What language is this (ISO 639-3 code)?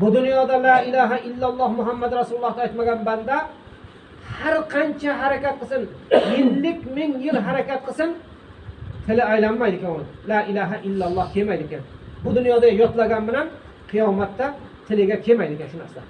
tur